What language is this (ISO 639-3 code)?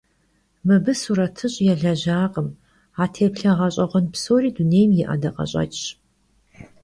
kbd